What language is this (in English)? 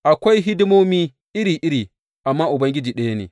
Hausa